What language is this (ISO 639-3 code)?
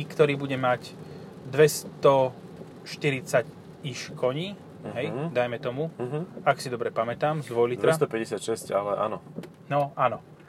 slk